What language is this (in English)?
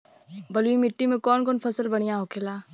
Bhojpuri